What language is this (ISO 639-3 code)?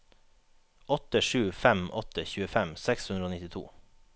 nor